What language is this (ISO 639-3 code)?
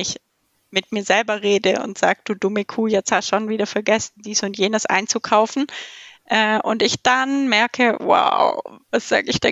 deu